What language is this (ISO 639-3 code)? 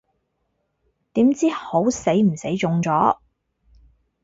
yue